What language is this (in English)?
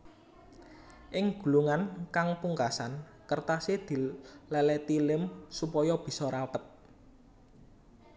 Javanese